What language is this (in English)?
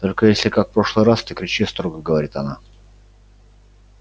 Russian